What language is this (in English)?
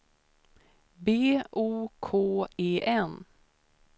Swedish